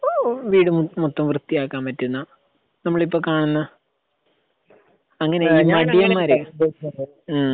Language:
Malayalam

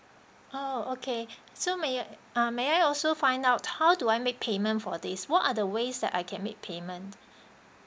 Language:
English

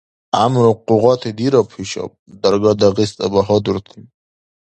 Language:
Dargwa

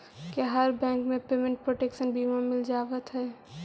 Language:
Magahi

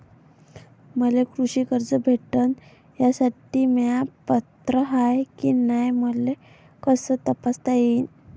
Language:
Marathi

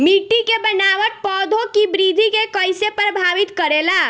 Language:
Bhojpuri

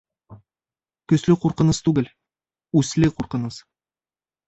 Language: Bashkir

